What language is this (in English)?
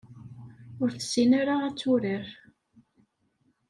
Kabyle